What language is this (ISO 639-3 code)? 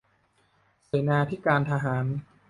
tha